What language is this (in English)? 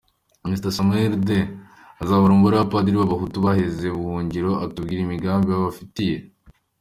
Kinyarwanda